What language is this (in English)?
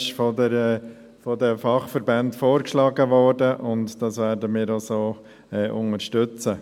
Swiss German